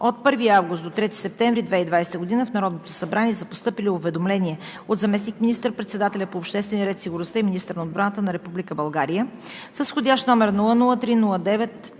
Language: Bulgarian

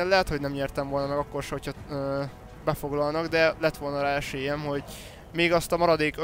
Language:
Hungarian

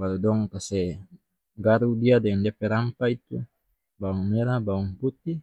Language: North Moluccan Malay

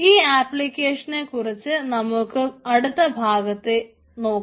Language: Malayalam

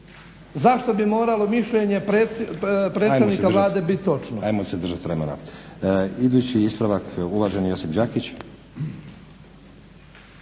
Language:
Croatian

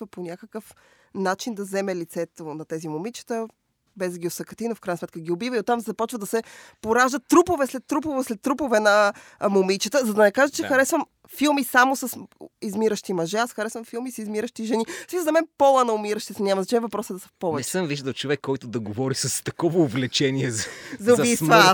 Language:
Bulgarian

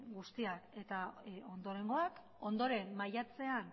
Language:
Basque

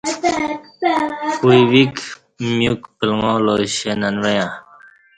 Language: Kati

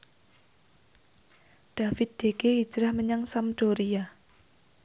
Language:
Javanese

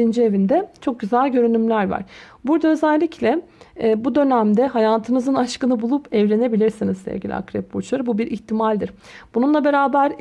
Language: Turkish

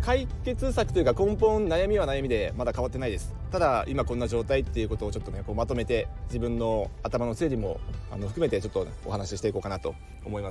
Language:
Japanese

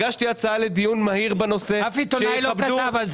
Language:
Hebrew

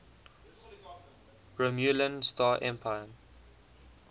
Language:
English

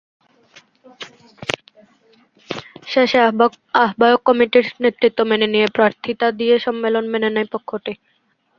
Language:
Bangla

